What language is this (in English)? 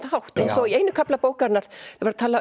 Icelandic